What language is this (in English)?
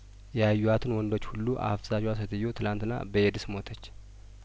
Amharic